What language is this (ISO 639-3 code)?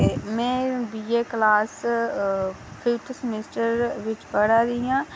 doi